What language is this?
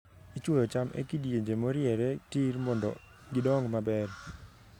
Luo (Kenya and Tanzania)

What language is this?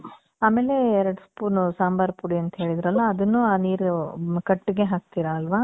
Kannada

